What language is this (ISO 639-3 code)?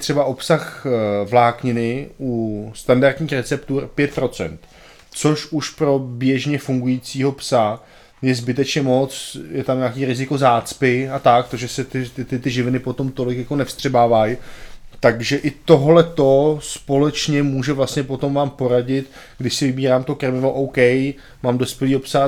ces